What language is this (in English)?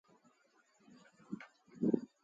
Sindhi Bhil